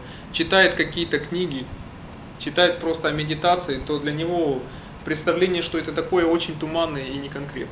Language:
Russian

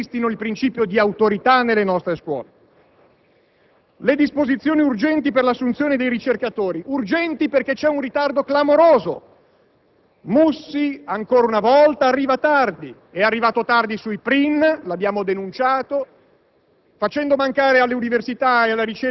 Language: Italian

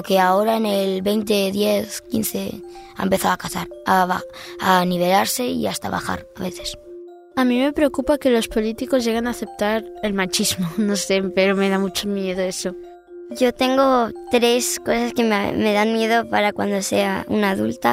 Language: Spanish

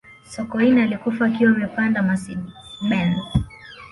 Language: Swahili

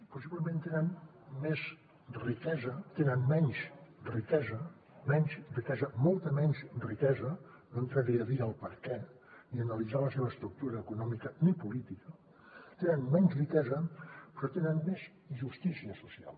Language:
Catalan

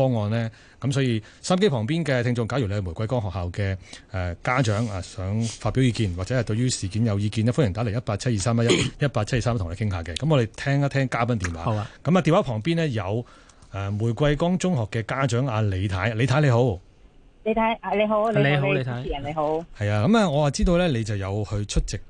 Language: Chinese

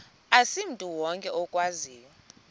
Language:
Xhosa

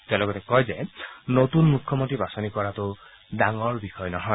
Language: Assamese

